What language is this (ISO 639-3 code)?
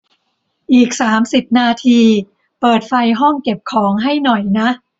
tha